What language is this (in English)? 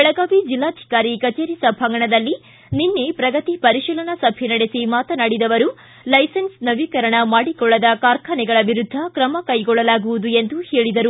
Kannada